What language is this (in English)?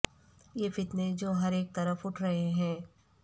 Urdu